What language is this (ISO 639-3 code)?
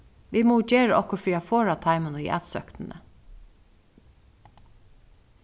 fao